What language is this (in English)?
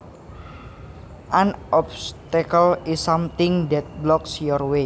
Javanese